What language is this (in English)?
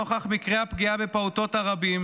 Hebrew